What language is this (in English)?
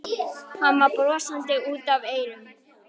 Icelandic